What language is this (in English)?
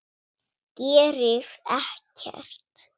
Icelandic